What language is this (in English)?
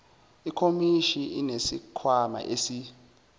Zulu